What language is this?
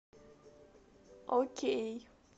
Russian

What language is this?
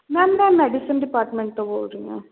Punjabi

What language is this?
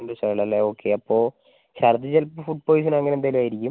Malayalam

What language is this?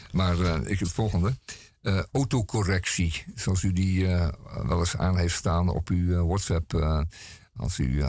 Dutch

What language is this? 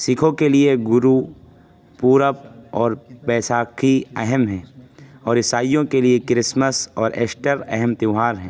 Urdu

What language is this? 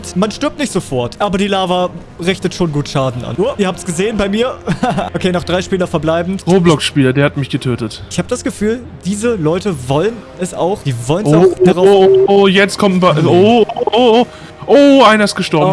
German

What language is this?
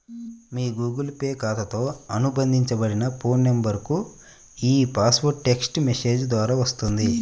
Telugu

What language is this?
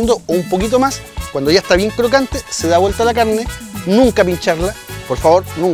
Spanish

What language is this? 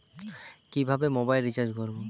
Bangla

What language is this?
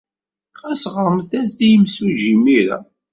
Kabyle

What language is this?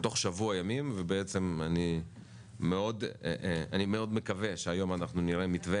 Hebrew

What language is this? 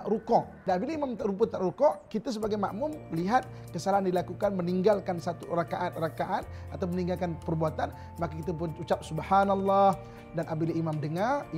Malay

